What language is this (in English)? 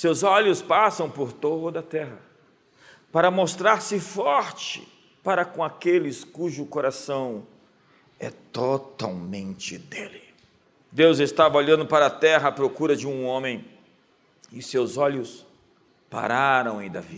Portuguese